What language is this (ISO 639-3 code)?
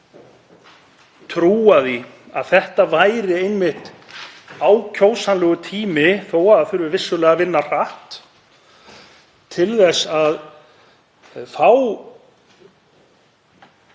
isl